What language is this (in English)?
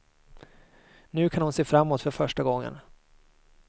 Swedish